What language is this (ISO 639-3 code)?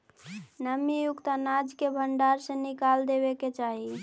mag